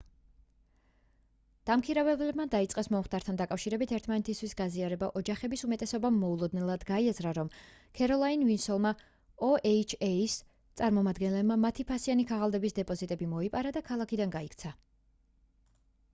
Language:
Georgian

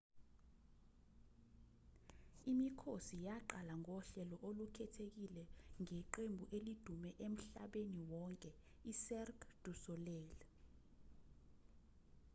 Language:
Zulu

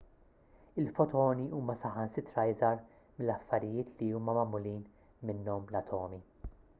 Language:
Maltese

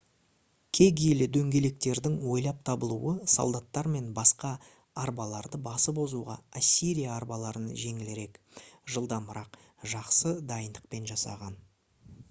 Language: Kazakh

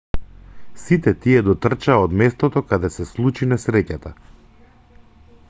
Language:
Macedonian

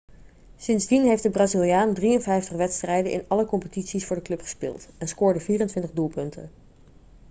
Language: Dutch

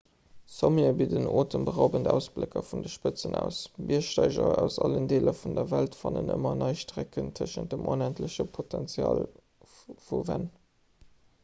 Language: Luxembourgish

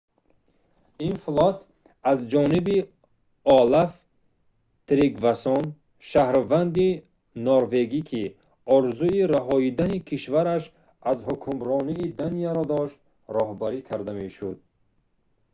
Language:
Tajik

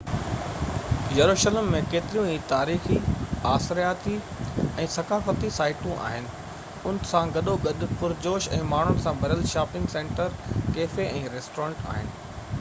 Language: Sindhi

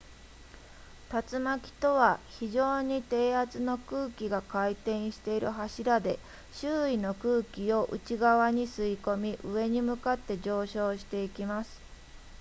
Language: Japanese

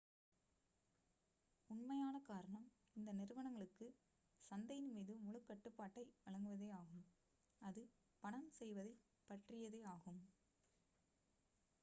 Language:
Tamil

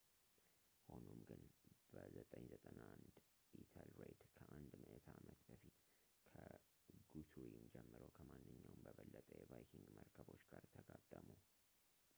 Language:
Amharic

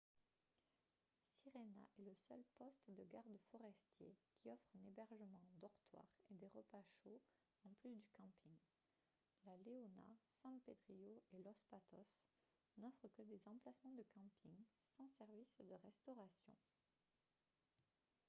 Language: French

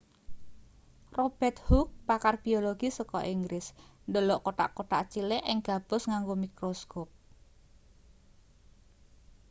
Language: Javanese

